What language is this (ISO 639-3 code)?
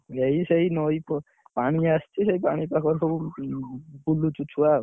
ori